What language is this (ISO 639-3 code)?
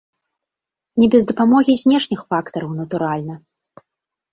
bel